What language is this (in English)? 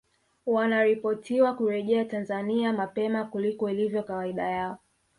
Swahili